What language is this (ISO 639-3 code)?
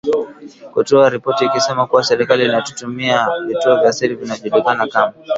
swa